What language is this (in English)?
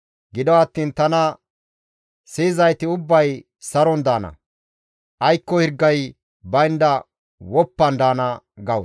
Gamo